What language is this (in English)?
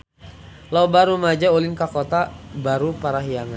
Sundanese